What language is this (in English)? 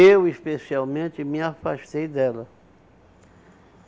Portuguese